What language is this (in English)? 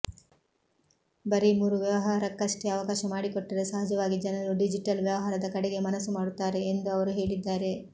Kannada